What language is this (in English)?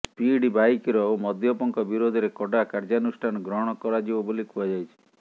Odia